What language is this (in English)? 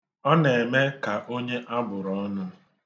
Igbo